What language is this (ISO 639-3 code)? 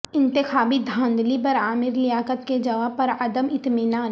urd